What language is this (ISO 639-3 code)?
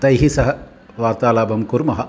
san